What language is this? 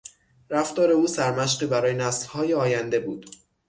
Persian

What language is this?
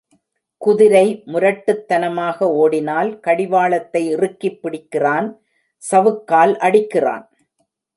Tamil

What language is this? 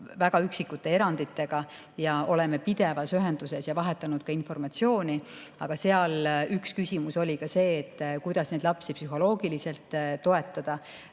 Estonian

